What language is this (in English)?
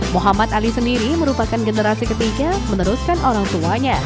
Indonesian